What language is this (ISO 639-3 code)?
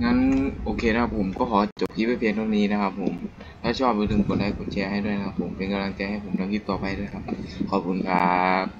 tha